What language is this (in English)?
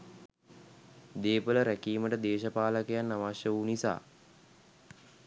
Sinhala